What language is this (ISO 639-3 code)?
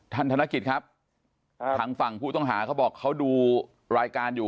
tha